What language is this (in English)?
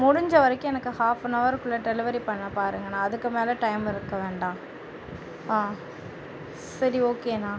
Tamil